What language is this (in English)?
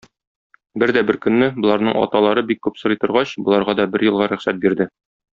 Tatar